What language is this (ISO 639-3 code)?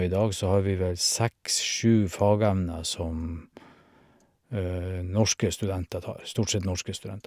nor